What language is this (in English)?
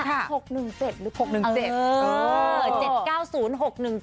Thai